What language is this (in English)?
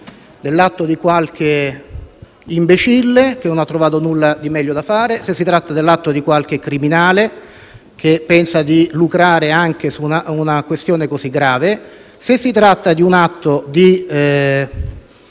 Italian